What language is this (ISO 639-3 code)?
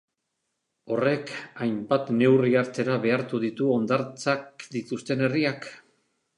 eus